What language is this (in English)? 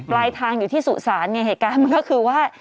Thai